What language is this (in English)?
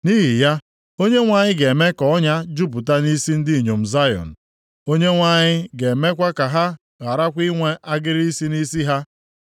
Igbo